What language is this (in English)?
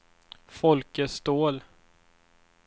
Swedish